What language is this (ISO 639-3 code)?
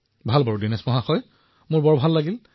asm